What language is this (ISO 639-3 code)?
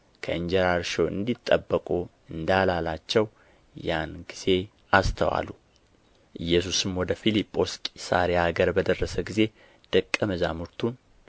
amh